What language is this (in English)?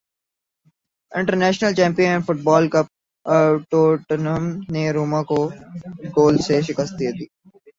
Urdu